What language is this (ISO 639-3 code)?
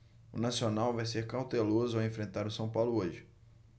por